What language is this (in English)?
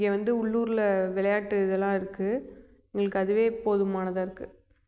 Tamil